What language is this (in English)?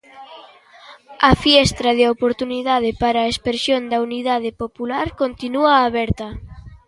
Galician